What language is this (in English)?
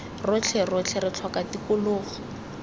Tswana